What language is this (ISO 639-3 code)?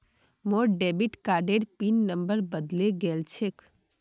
mag